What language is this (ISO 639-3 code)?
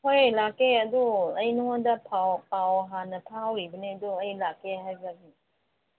mni